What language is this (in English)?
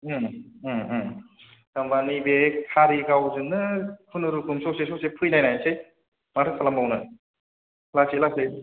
Bodo